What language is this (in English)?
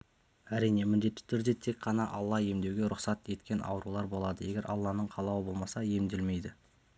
Kazakh